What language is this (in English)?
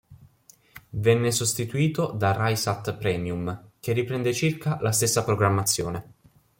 Italian